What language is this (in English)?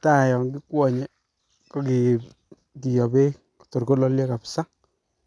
Kalenjin